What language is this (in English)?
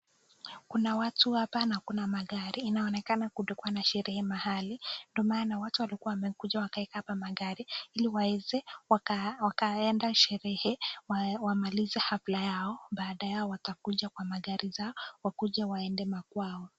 Swahili